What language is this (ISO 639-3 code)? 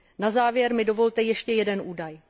ces